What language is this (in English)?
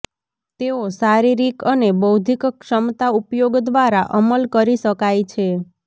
Gujarati